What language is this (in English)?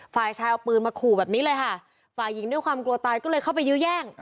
Thai